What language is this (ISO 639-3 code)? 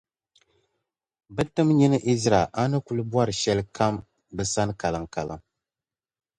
dag